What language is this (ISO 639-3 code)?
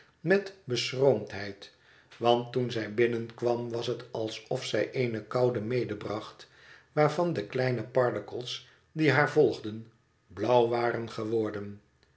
nld